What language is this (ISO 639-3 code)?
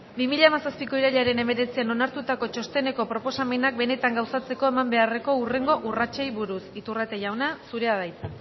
eus